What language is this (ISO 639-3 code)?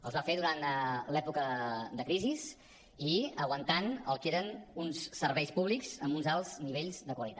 cat